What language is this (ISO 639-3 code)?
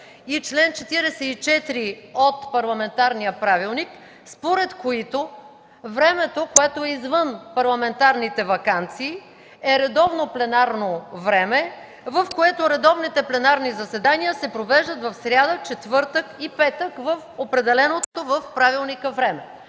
bul